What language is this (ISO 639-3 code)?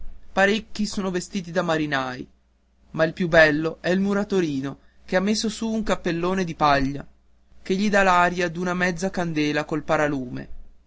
ita